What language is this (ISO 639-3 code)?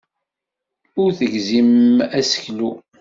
kab